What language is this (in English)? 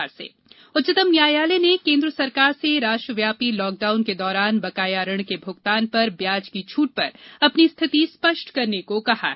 Hindi